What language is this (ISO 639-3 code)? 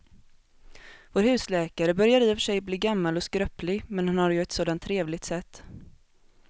swe